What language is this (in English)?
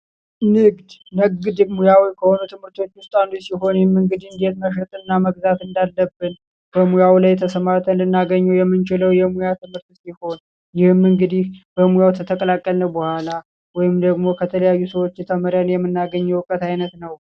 Amharic